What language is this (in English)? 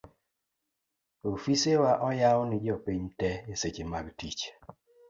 Luo (Kenya and Tanzania)